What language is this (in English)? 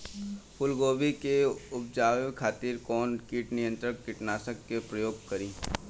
Bhojpuri